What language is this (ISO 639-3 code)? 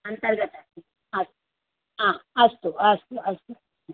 san